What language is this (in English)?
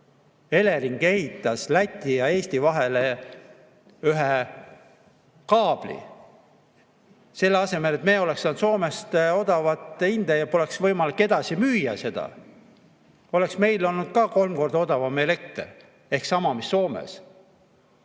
Estonian